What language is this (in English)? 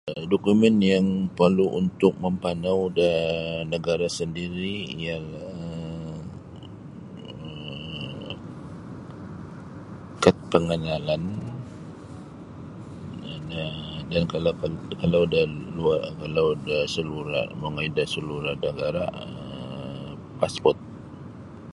Sabah Bisaya